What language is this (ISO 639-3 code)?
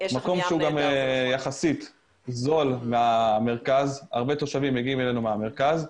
heb